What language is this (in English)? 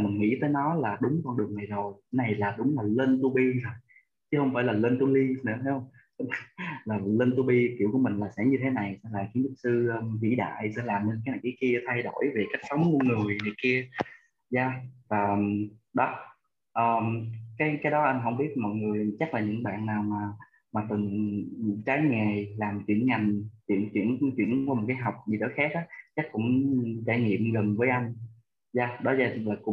Vietnamese